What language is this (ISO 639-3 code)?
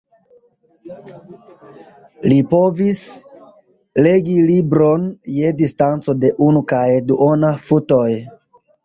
epo